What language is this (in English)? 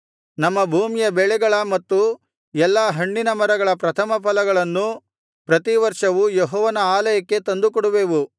Kannada